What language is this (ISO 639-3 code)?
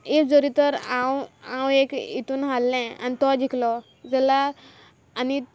kok